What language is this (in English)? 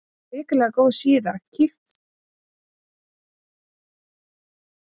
Icelandic